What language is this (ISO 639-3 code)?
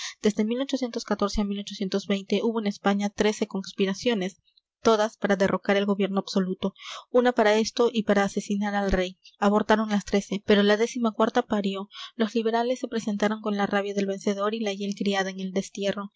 spa